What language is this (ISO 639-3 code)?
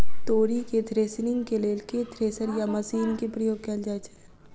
mai